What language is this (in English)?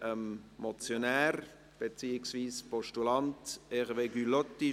Swiss German